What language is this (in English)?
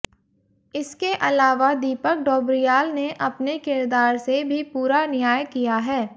Hindi